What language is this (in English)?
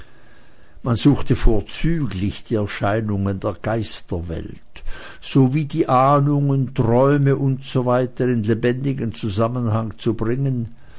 German